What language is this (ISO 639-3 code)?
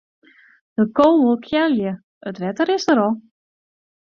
fry